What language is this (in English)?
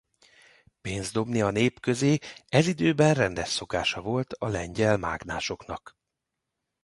Hungarian